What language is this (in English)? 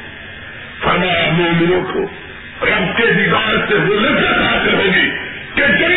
Urdu